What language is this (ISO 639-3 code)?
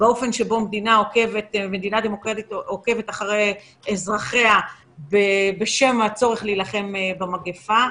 heb